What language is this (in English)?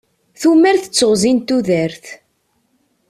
Kabyle